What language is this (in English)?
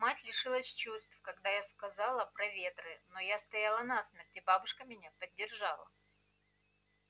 Russian